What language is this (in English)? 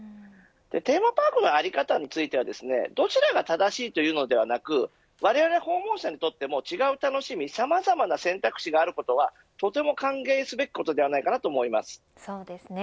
Japanese